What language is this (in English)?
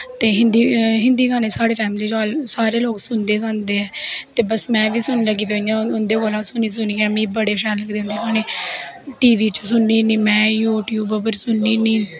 Dogri